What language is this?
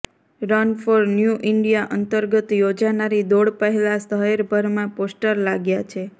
Gujarati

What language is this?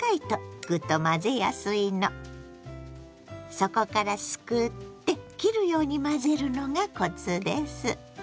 Japanese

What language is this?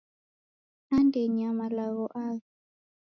Taita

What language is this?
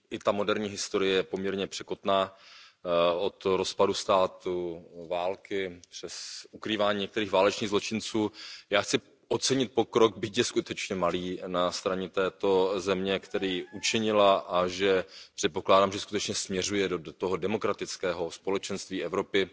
Czech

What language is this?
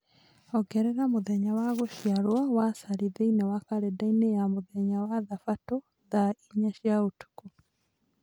Kikuyu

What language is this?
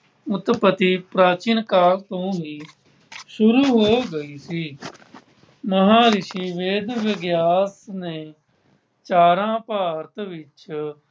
Punjabi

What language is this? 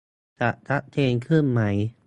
Thai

